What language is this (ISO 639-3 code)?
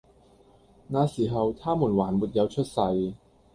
yue